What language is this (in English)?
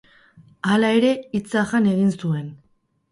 Basque